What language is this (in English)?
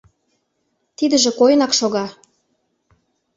Mari